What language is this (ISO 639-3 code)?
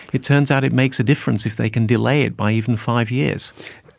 eng